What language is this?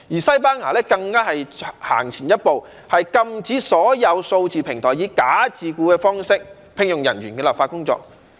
Cantonese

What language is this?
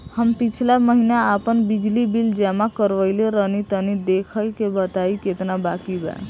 Bhojpuri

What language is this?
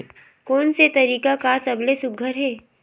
Chhattisgarhi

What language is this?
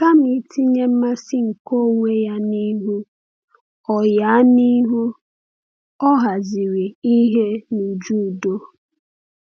Igbo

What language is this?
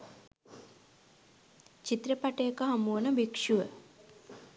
Sinhala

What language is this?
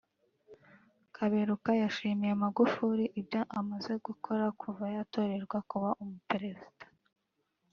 Kinyarwanda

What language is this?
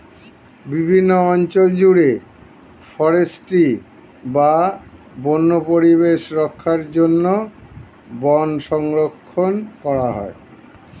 Bangla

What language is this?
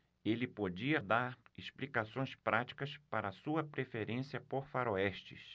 Portuguese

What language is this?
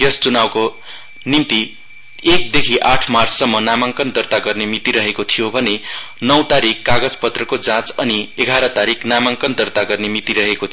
Nepali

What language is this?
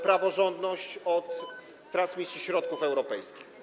Polish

